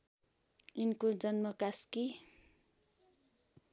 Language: Nepali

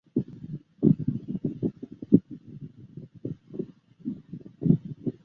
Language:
Chinese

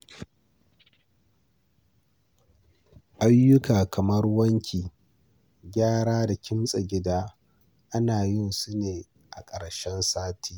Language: Hausa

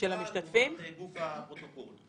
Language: Hebrew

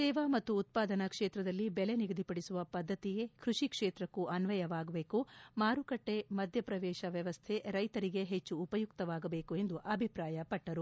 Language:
Kannada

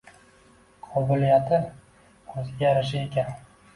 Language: Uzbek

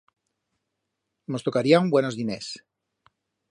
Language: Aragonese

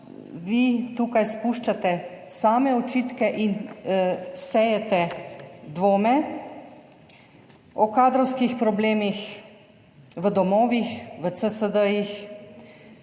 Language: Slovenian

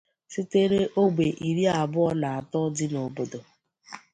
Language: Igbo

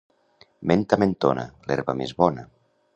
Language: Catalan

